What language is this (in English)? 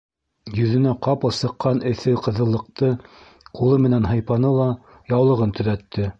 Bashkir